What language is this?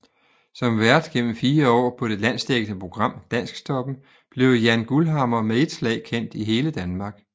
Danish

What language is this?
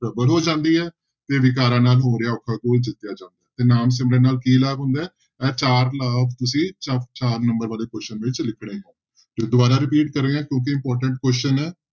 Punjabi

